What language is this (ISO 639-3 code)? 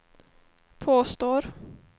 swe